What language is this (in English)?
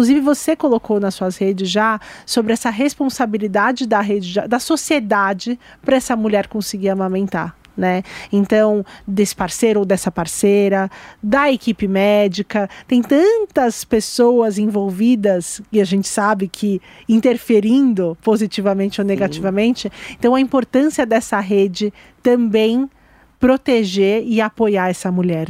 Portuguese